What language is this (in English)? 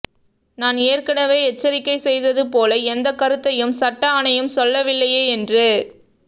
Tamil